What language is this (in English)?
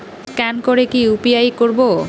Bangla